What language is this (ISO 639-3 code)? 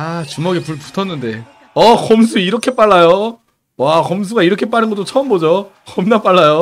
kor